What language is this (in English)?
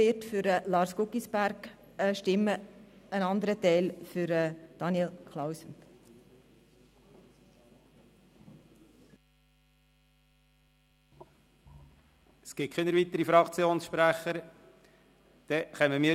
Swiss German